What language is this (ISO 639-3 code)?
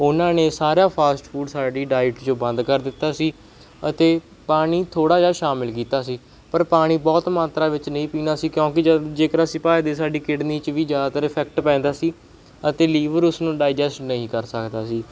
pan